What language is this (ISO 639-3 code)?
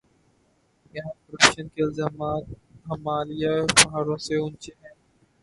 urd